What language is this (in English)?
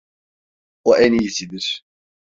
Turkish